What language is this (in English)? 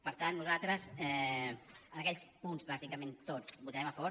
Catalan